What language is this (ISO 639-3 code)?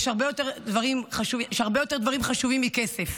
heb